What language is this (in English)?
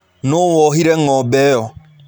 Kikuyu